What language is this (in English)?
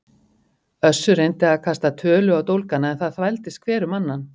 Icelandic